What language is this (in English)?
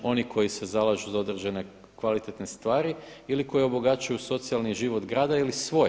Croatian